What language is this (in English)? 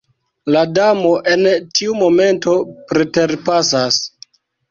Esperanto